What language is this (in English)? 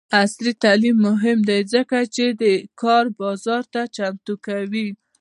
Pashto